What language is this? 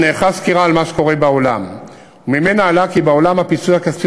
Hebrew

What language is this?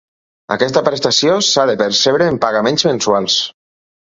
Catalan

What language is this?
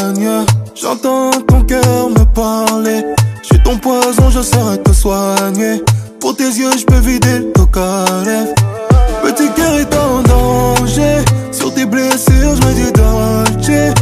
Romanian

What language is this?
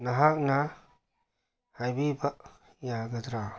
Manipuri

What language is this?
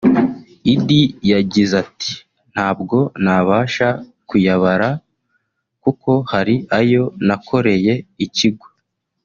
Kinyarwanda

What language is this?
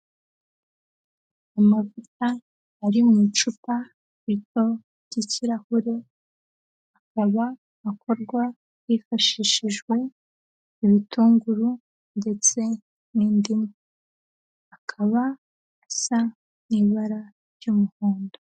Kinyarwanda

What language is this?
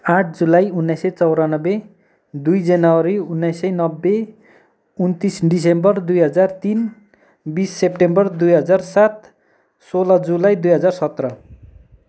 Nepali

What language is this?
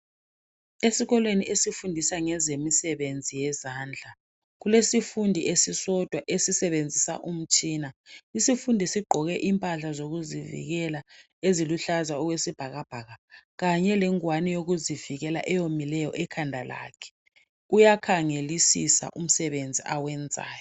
North Ndebele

